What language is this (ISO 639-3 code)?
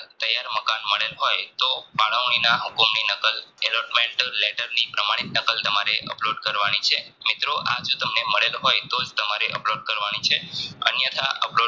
guj